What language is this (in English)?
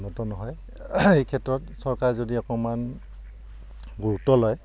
Assamese